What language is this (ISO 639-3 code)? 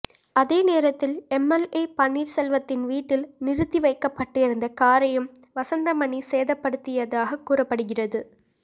tam